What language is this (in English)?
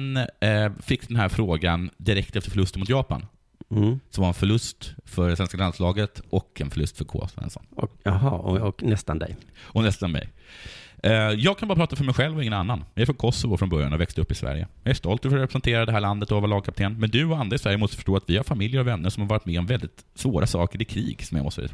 Swedish